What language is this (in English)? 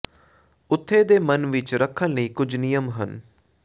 Punjabi